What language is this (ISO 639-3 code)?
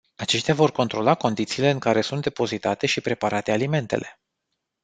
ron